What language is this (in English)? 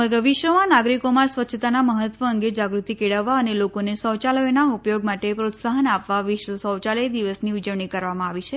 Gujarati